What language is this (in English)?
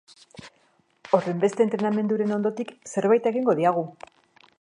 Basque